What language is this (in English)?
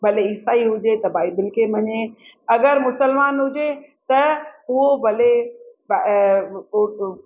Sindhi